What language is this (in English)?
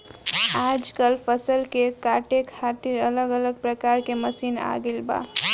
Bhojpuri